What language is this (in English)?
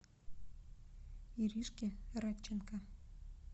Russian